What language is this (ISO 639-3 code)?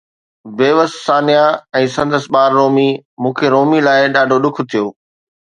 snd